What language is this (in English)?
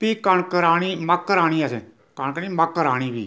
Dogri